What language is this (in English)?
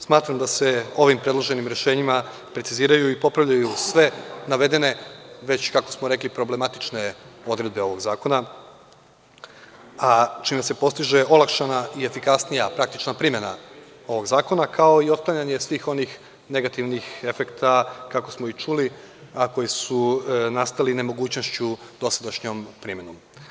Serbian